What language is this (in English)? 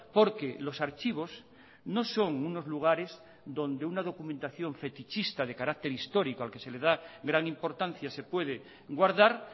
Spanish